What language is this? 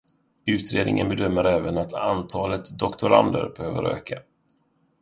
Swedish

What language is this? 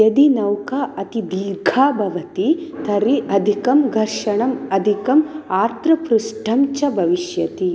Sanskrit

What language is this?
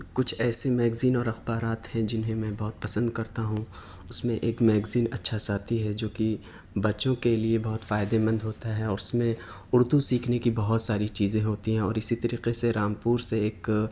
Urdu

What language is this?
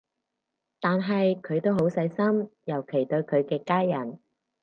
Cantonese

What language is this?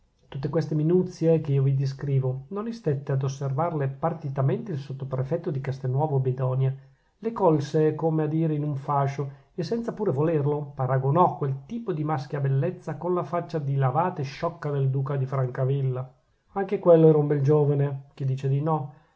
Italian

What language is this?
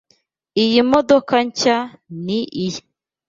Kinyarwanda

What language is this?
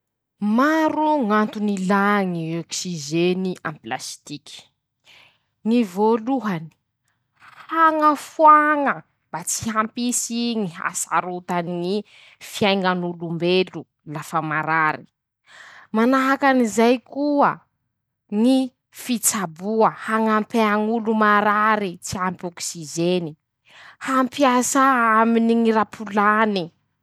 Masikoro Malagasy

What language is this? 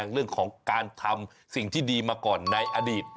Thai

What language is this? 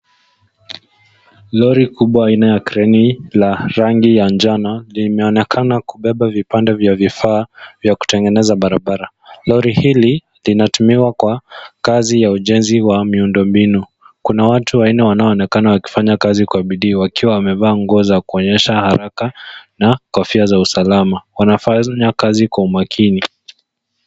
Swahili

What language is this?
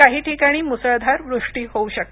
Marathi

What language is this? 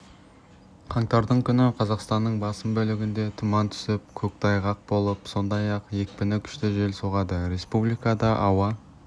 Kazakh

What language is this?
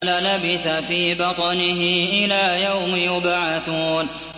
Arabic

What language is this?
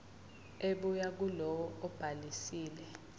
Zulu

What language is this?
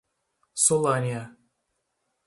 Portuguese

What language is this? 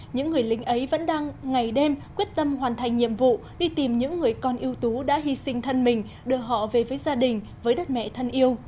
Vietnamese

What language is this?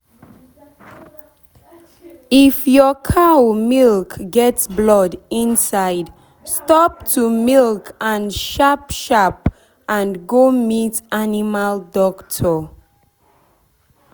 Nigerian Pidgin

